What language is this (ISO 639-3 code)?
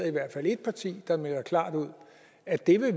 dan